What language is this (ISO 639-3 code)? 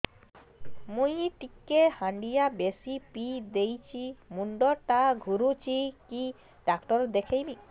ori